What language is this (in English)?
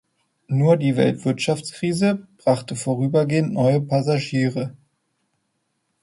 German